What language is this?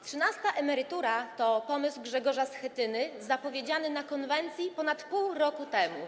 Polish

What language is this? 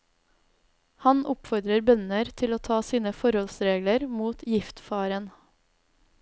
Norwegian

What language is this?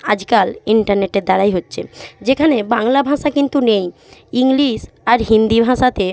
Bangla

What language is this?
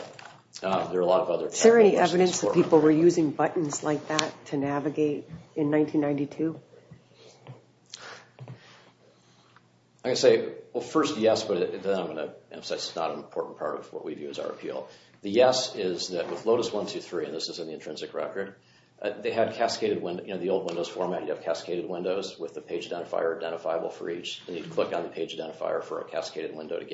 English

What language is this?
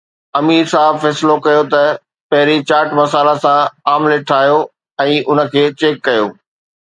Sindhi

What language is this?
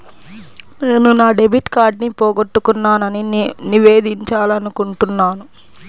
Telugu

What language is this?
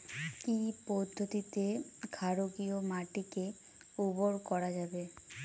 Bangla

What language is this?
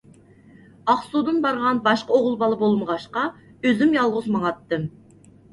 Uyghur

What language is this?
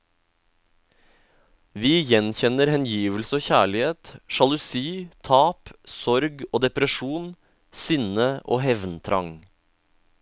Norwegian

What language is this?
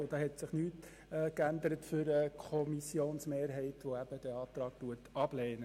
Swiss German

